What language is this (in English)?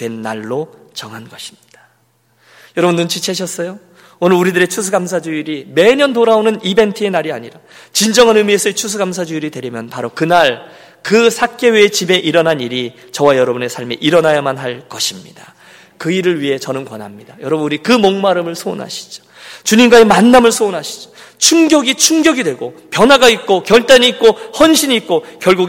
Korean